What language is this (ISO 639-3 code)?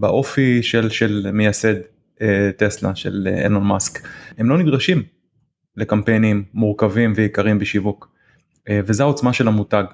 heb